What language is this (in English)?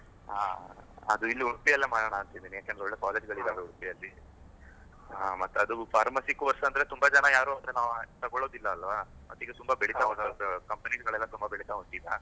Kannada